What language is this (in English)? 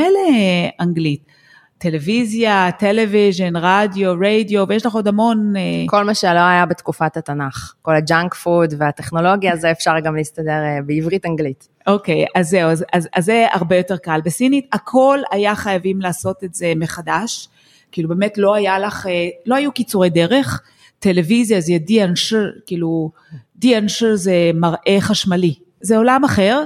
Hebrew